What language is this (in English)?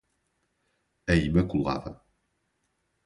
Portuguese